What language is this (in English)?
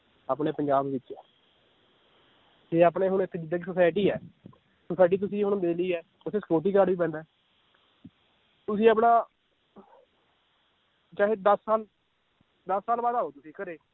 Punjabi